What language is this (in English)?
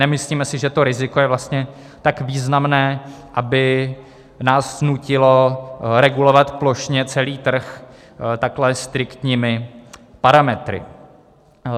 Czech